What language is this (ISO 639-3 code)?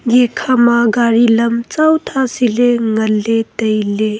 nnp